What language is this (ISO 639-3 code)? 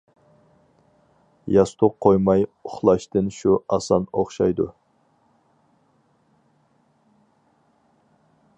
uig